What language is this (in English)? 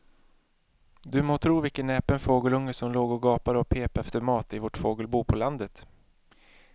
Swedish